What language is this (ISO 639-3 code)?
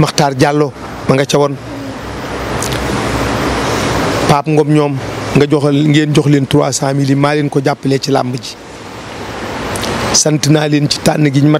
fra